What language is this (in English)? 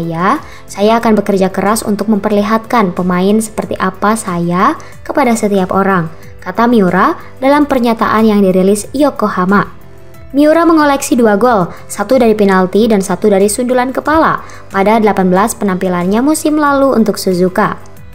Indonesian